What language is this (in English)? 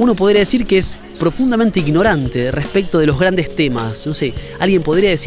Spanish